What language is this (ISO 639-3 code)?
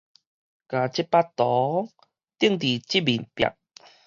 nan